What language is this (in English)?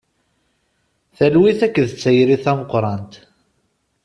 Kabyle